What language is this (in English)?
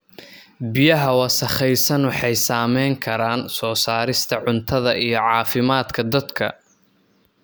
Somali